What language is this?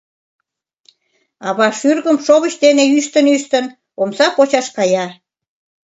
Mari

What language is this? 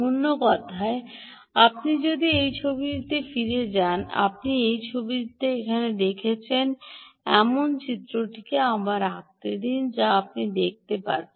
Bangla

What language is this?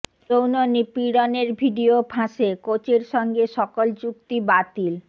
Bangla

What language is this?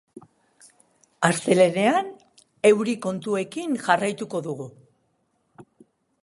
Basque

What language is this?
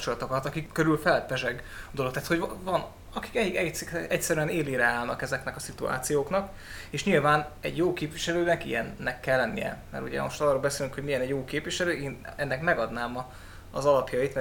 Hungarian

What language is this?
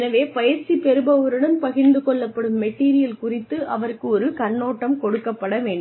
Tamil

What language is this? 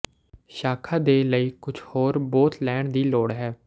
Punjabi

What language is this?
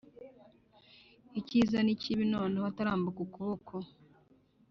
Kinyarwanda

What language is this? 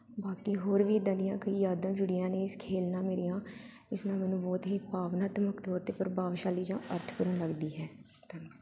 Punjabi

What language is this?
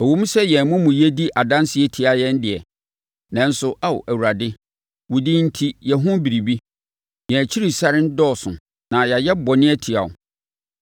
Akan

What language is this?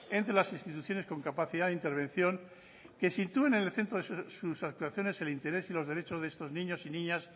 Spanish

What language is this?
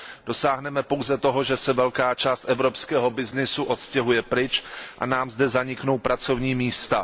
Czech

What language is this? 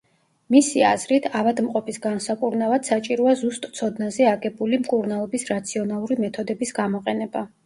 Georgian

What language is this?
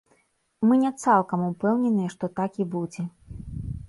Belarusian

